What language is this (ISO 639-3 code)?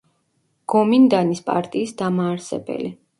kat